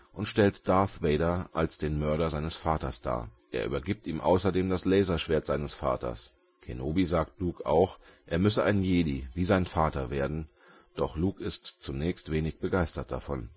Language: German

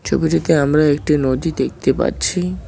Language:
Bangla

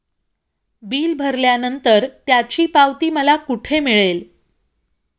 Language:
Marathi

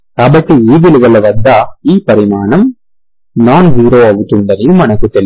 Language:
Telugu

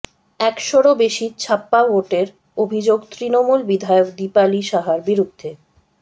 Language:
Bangla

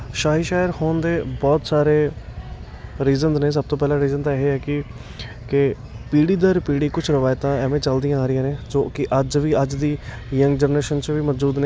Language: Punjabi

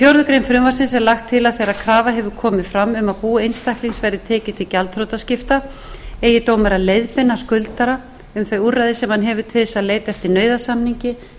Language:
Icelandic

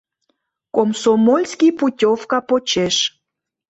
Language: Mari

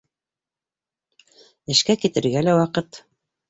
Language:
Bashkir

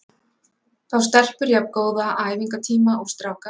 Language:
Icelandic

